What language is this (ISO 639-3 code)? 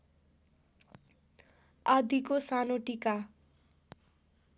nep